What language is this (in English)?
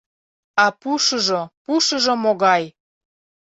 Mari